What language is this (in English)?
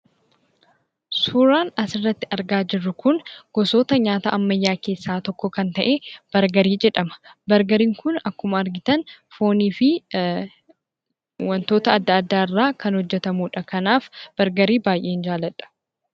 Oromo